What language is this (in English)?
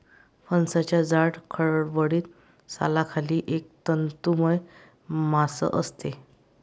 Marathi